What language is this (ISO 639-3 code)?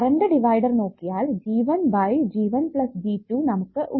mal